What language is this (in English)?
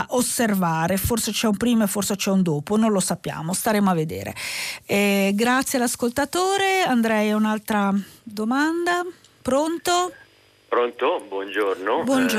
Italian